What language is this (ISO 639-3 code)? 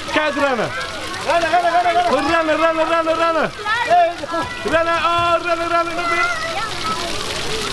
nld